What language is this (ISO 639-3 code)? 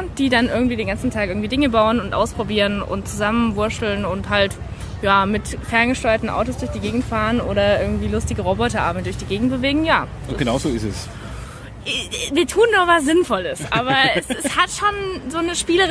deu